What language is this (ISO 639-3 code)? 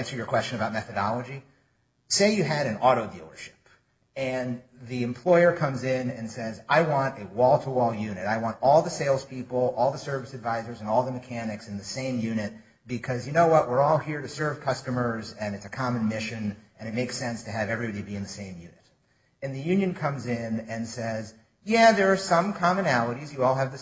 eng